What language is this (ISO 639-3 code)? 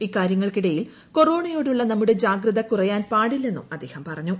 mal